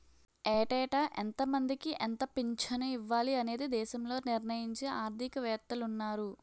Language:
Telugu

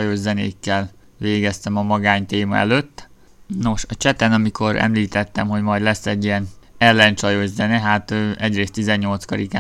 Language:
Hungarian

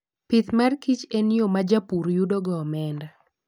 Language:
Luo (Kenya and Tanzania)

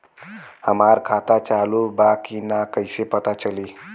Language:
Bhojpuri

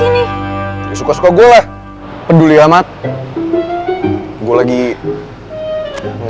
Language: Indonesian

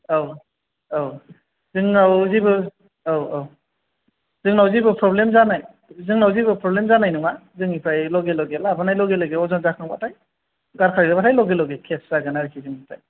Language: Bodo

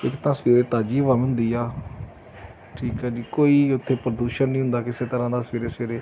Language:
Punjabi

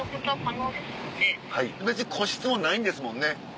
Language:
Japanese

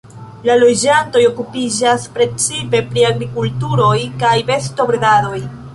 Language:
Esperanto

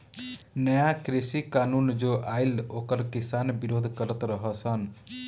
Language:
Bhojpuri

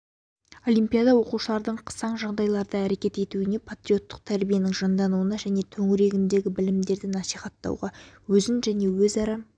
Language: Kazakh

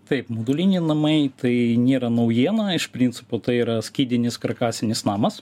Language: Lithuanian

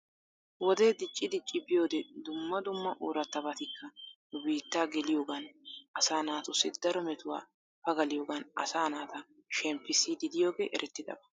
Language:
Wolaytta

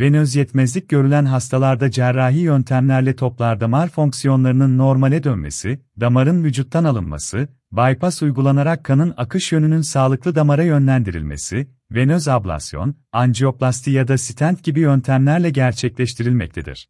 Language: Turkish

